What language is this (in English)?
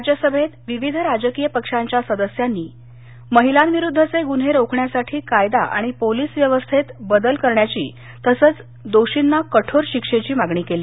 Marathi